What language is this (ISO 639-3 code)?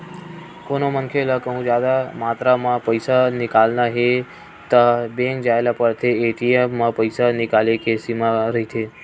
hne